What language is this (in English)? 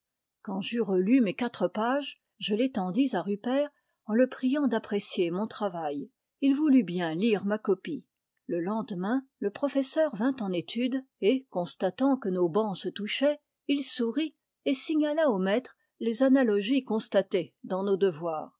French